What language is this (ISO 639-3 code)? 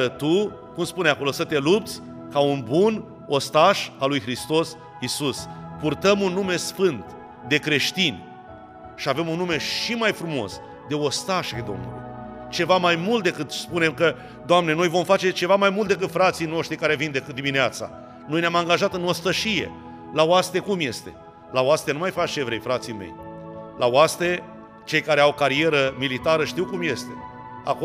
ron